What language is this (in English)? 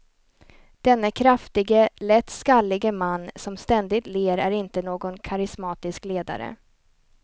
Swedish